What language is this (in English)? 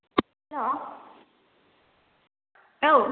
Bodo